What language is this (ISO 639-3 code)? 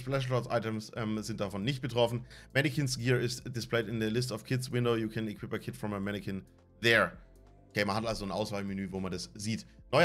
deu